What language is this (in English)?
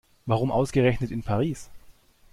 German